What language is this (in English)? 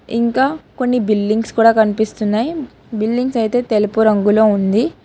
Telugu